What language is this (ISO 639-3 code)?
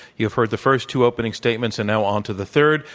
eng